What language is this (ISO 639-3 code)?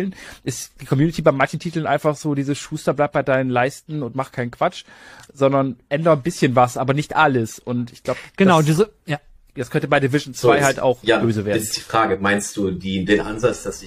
deu